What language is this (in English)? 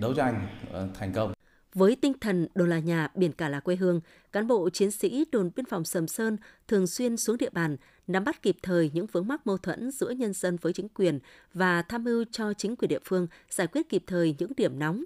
Vietnamese